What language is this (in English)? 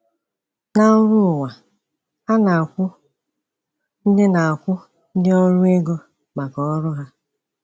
Igbo